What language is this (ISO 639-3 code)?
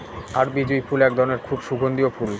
ben